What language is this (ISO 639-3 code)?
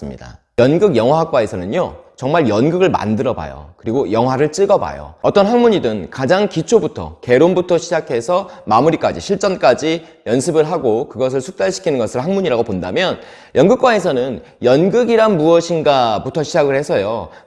kor